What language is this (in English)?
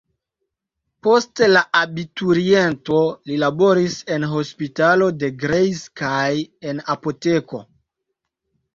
Esperanto